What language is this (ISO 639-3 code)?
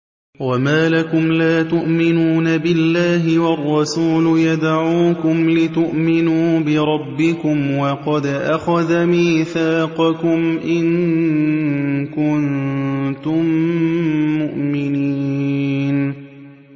ara